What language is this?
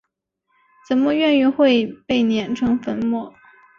Chinese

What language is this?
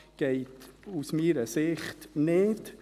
Swiss German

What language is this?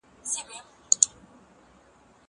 Pashto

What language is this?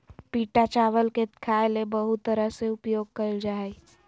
Magahi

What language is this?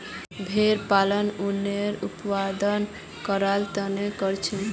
Magahi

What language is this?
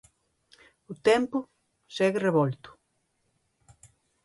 Galician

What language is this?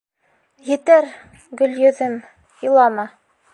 Bashkir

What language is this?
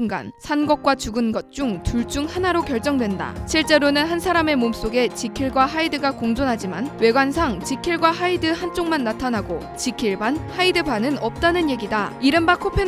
Korean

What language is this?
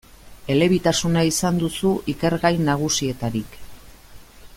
Basque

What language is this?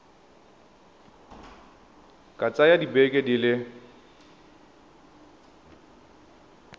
Tswana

